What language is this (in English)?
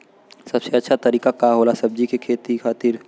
Bhojpuri